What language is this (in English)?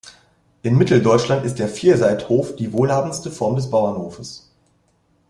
German